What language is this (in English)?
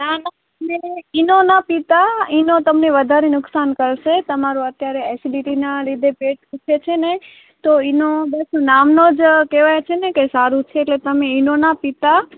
Gujarati